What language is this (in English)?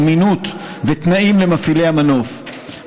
Hebrew